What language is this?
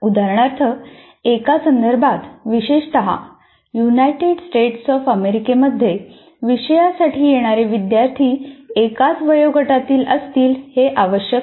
Marathi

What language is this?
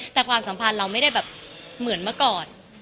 Thai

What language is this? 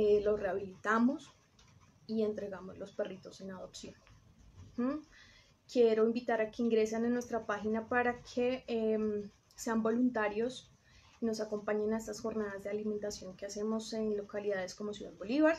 Spanish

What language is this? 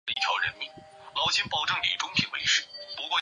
Chinese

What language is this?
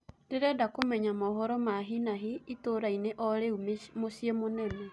Kikuyu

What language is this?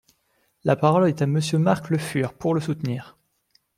French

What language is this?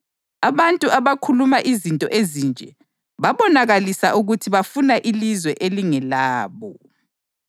North Ndebele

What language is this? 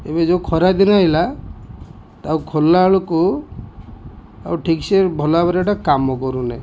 Odia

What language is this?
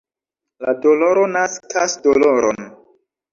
Esperanto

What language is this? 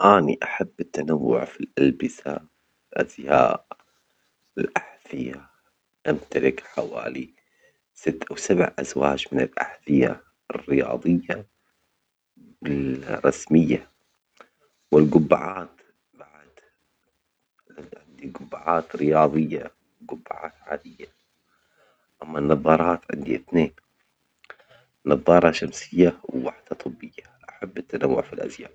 Omani Arabic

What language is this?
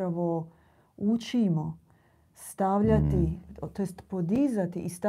Croatian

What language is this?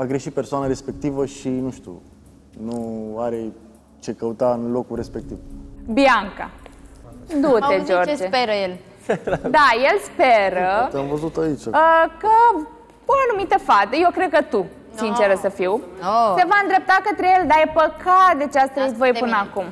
Romanian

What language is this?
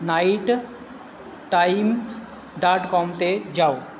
Punjabi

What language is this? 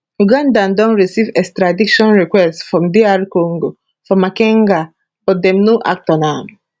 Nigerian Pidgin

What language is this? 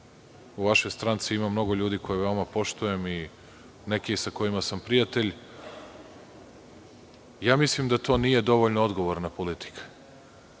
Serbian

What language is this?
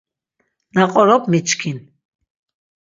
Laz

